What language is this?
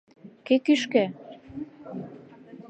Mari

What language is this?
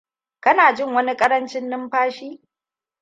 Hausa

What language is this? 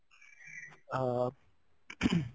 Odia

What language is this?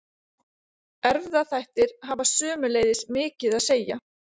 Icelandic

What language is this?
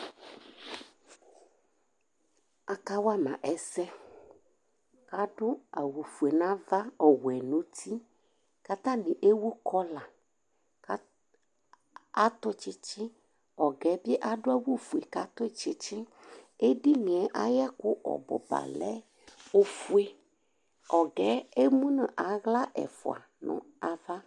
Ikposo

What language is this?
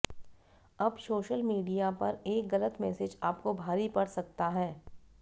Hindi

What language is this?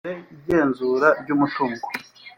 Kinyarwanda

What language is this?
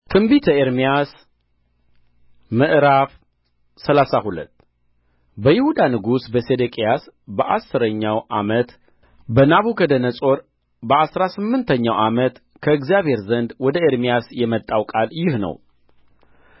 Amharic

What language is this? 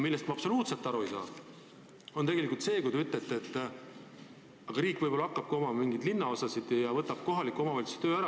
Estonian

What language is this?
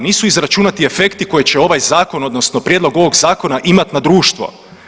Croatian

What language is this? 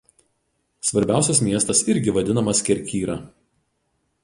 Lithuanian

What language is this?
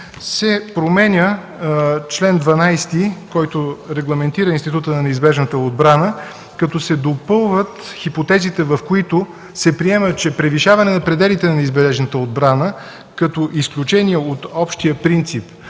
Bulgarian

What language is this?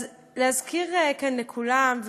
Hebrew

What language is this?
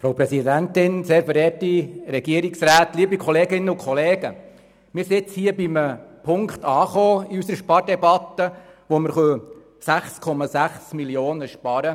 Swiss German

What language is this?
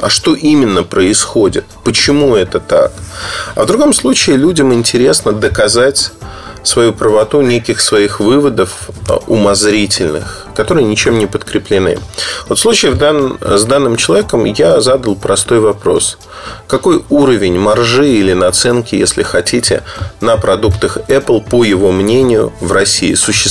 Russian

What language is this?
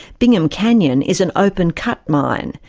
English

